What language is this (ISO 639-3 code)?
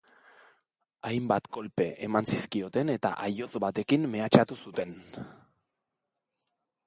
eus